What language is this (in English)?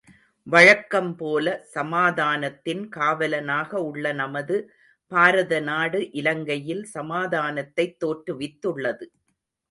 Tamil